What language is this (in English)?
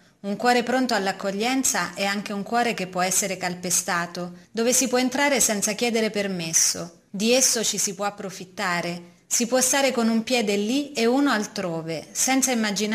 Italian